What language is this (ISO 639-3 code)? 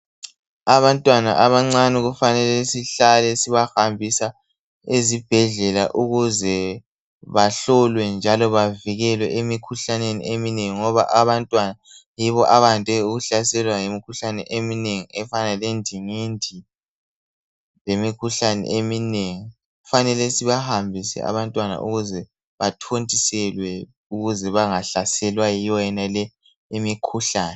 nde